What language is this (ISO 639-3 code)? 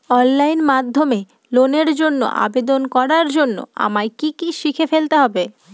ben